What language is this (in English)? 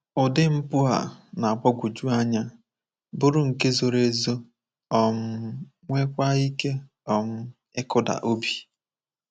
Igbo